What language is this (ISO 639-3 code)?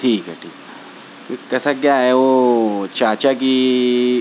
urd